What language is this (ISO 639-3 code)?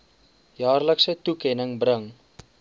afr